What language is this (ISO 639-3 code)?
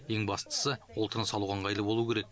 kaz